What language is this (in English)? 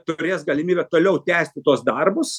Lithuanian